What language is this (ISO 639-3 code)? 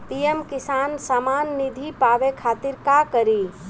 bho